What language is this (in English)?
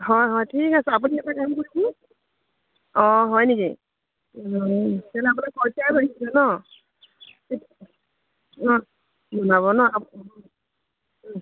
Assamese